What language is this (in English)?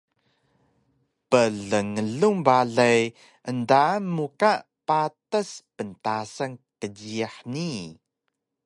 Taroko